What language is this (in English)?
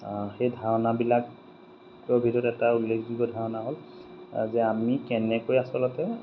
Assamese